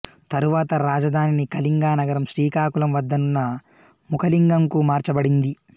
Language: Telugu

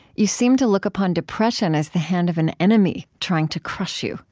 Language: English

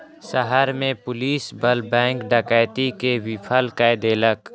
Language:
Maithili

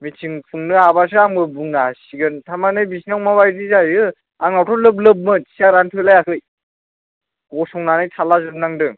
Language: Bodo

